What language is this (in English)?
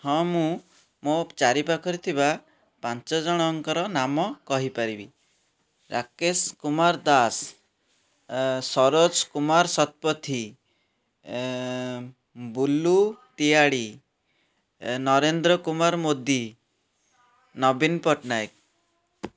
Odia